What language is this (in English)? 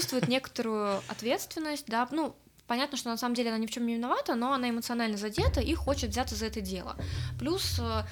Russian